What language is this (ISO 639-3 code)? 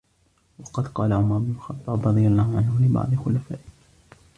ara